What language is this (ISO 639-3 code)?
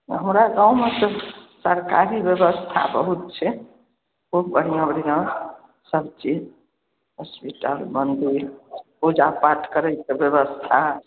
mai